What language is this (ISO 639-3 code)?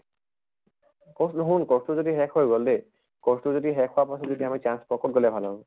asm